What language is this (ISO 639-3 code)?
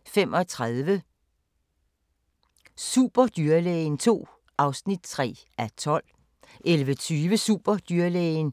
dan